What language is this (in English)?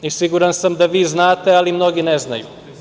Serbian